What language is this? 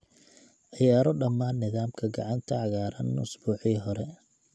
Somali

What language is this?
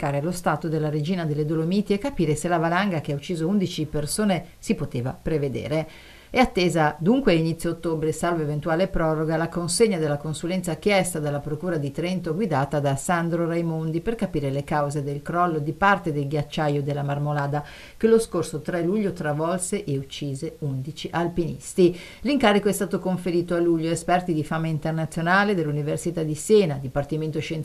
Italian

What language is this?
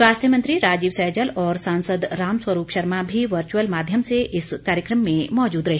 Hindi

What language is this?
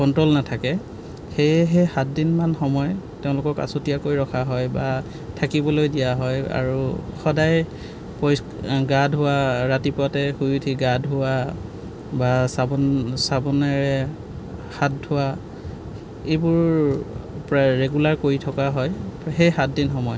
Assamese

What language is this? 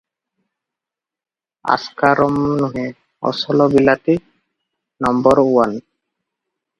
Odia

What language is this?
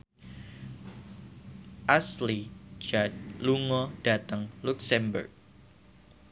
Javanese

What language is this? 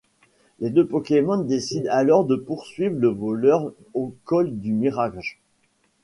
French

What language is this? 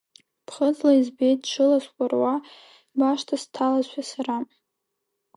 Abkhazian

